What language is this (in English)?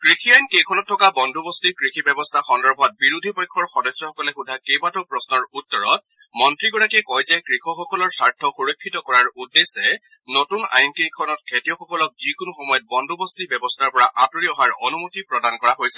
Assamese